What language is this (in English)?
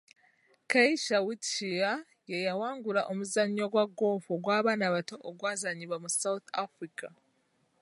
Ganda